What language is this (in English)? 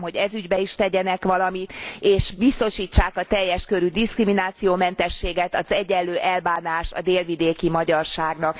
Hungarian